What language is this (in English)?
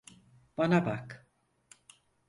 Turkish